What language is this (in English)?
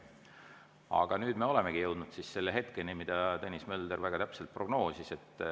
Estonian